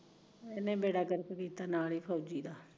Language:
Punjabi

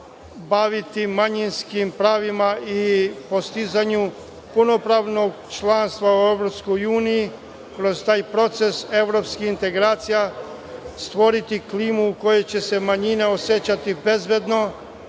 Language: Serbian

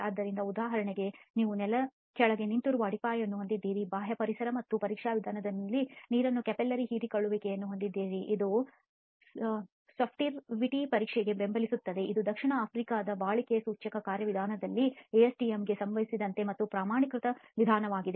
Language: Kannada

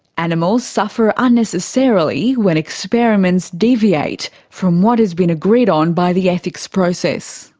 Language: English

